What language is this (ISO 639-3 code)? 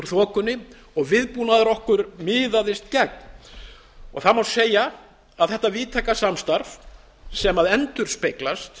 isl